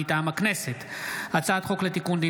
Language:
Hebrew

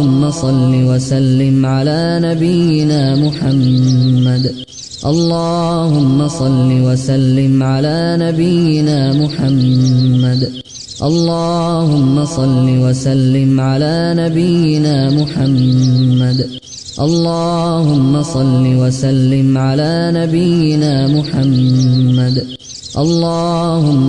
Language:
Arabic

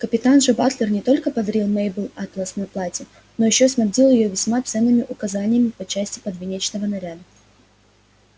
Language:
Russian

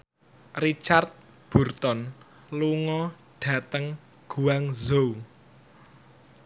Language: Javanese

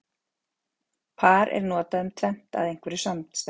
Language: Icelandic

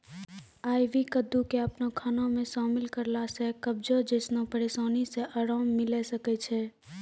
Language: Maithili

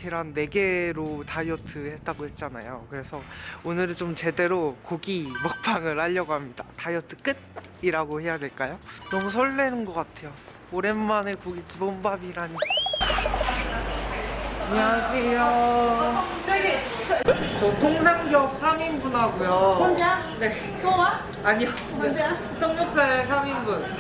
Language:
Korean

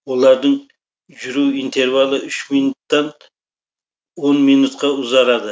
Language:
Kazakh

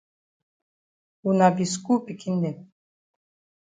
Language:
Cameroon Pidgin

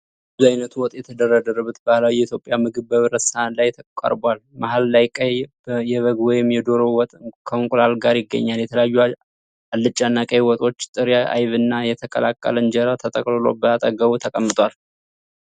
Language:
Amharic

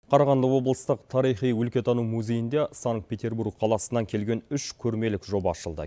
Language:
Kazakh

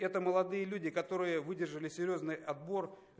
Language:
Russian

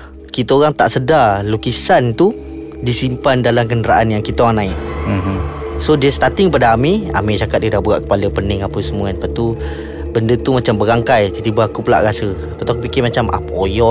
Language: Malay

